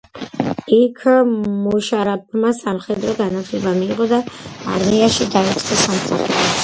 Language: Georgian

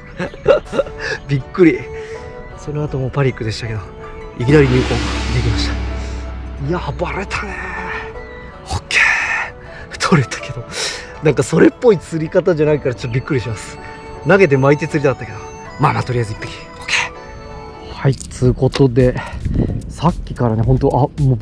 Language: Japanese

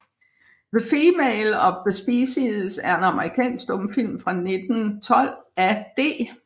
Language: Danish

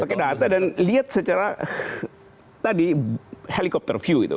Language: Indonesian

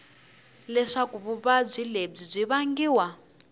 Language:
Tsonga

